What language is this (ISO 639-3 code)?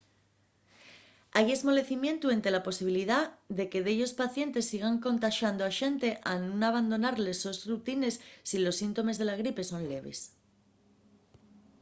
ast